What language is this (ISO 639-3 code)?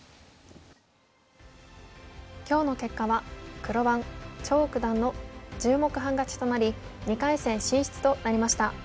jpn